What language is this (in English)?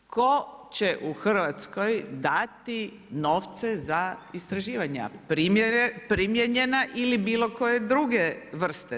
Croatian